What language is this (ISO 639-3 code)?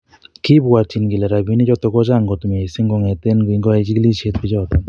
kln